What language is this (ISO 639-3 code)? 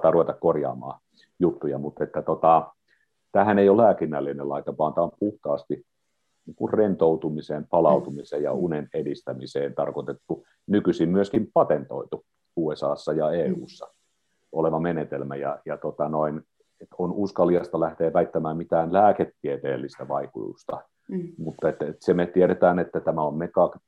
fin